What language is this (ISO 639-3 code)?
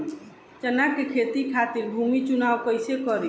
bho